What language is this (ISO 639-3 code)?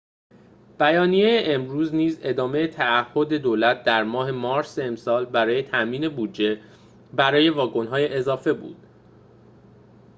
fas